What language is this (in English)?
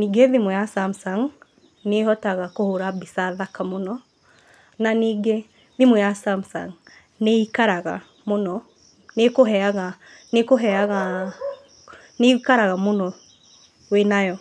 Kikuyu